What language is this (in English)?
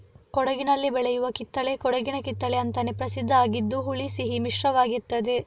Kannada